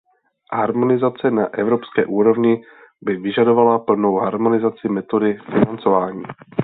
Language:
Czech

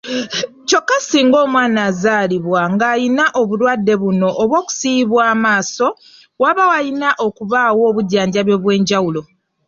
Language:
Ganda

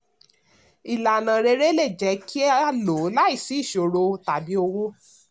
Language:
Yoruba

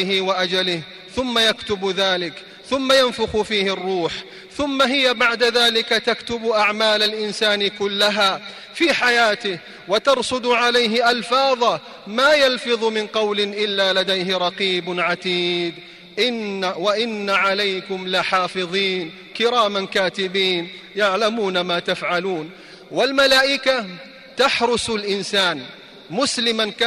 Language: Arabic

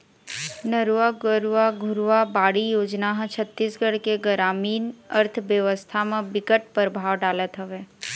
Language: Chhattisgarhi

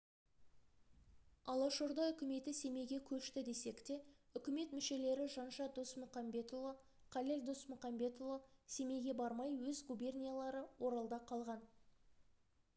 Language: Kazakh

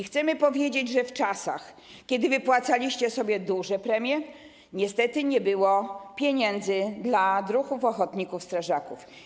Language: Polish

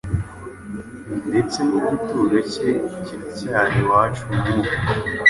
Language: Kinyarwanda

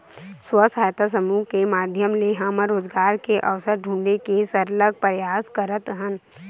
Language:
Chhattisgarhi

